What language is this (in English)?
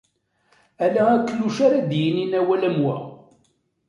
Kabyle